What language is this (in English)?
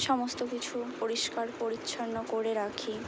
Bangla